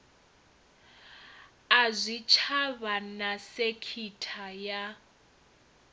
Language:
Venda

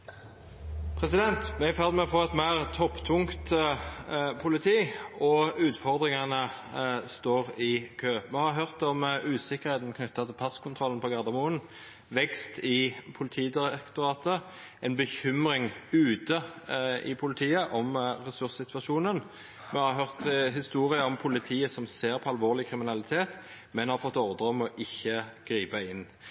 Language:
Norwegian Nynorsk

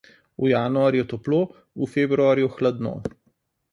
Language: Slovenian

